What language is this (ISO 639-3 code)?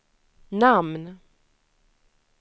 swe